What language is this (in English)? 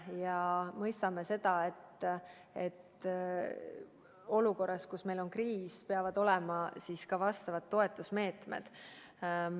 Estonian